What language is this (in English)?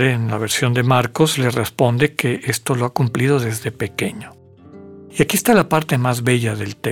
Spanish